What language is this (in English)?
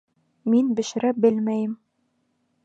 Bashkir